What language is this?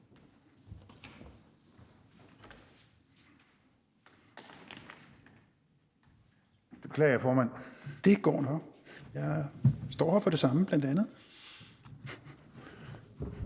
Danish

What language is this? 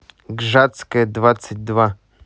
Russian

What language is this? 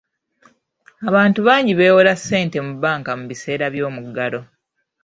Ganda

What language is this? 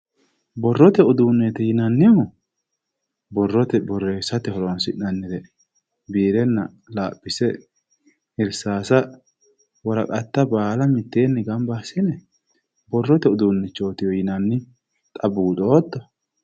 Sidamo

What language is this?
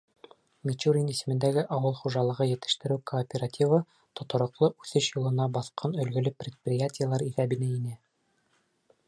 Bashkir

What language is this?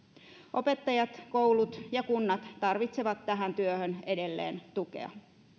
Finnish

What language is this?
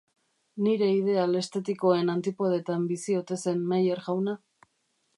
Basque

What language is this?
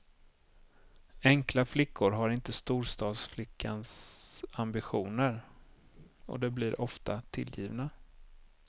Swedish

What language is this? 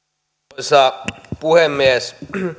Finnish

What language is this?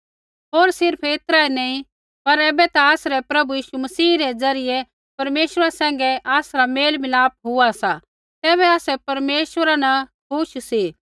Kullu Pahari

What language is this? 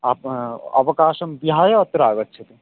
Sanskrit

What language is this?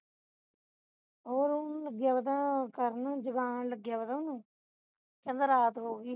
Punjabi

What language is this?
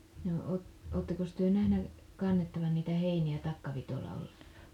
Finnish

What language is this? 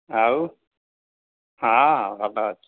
Odia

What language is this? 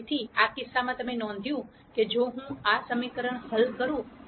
Gujarati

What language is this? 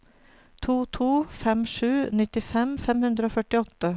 Norwegian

